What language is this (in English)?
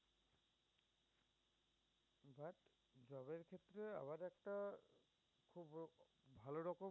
Bangla